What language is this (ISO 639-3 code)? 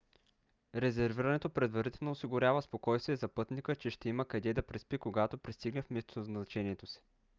bul